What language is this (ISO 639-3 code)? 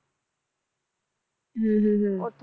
pan